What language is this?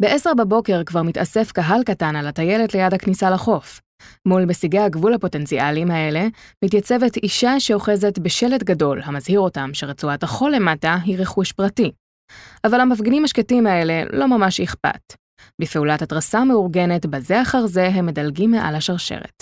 Hebrew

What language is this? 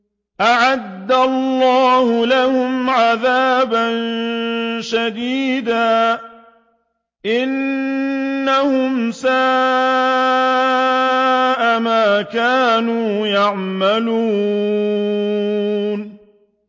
Arabic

